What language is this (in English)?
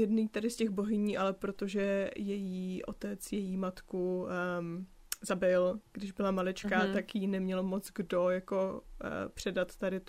Czech